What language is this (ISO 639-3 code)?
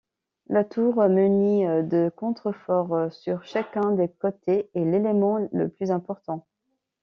fra